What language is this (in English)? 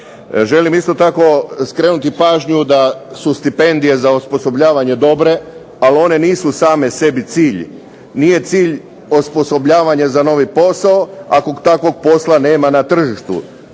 Croatian